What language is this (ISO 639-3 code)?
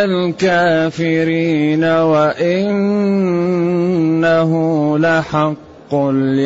ara